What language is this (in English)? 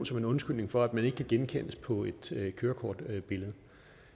Danish